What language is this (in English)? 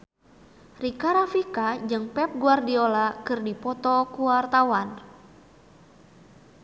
Sundanese